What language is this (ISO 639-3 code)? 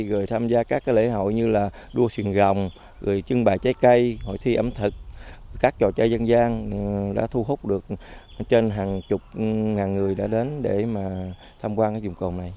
vie